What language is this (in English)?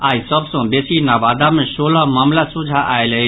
Maithili